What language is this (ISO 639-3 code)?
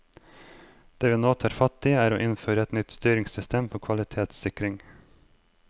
nor